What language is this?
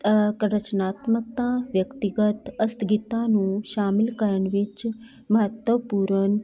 Punjabi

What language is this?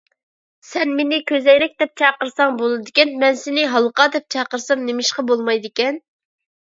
Uyghur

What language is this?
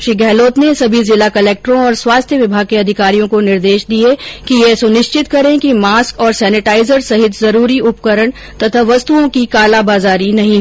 Hindi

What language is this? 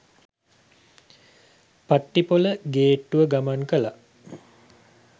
Sinhala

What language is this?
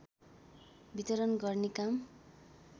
Nepali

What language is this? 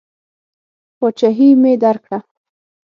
Pashto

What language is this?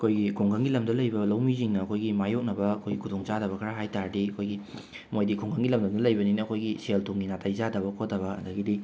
Manipuri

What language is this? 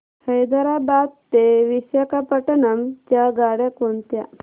Marathi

